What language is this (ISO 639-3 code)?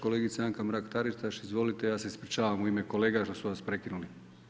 hrv